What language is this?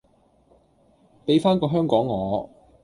Cantonese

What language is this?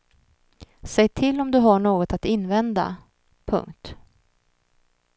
Swedish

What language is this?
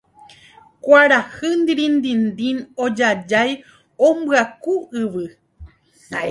Guarani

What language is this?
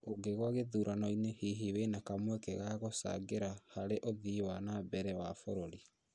Kikuyu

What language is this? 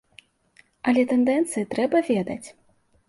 Belarusian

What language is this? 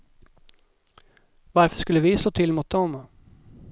Swedish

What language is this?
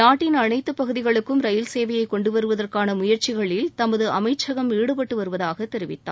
Tamil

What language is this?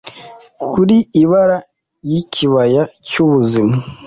Kinyarwanda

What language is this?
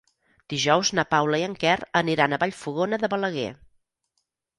Catalan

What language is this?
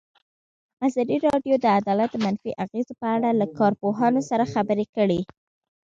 Pashto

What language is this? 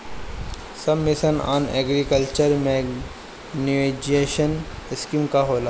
Bhojpuri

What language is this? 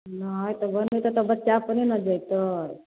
Maithili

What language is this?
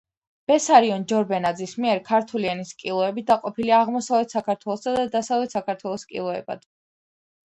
Georgian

